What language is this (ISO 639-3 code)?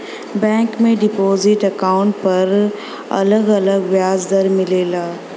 bho